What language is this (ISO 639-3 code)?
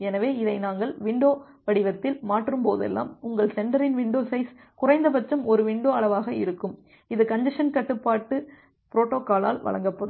tam